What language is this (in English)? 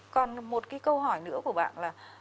Vietnamese